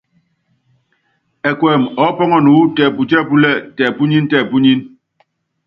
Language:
Yangben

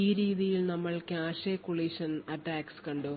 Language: Malayalam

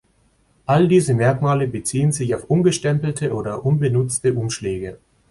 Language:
German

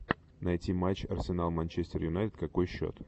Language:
Russian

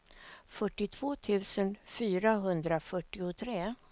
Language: Swedish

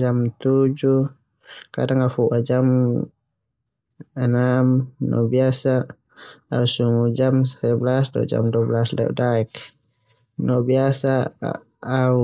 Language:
Termanu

